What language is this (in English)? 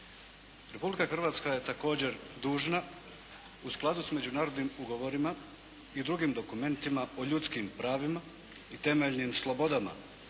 Croatian